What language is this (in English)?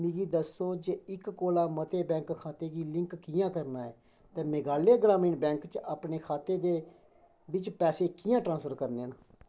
Dogri